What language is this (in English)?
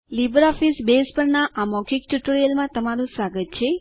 Gujarati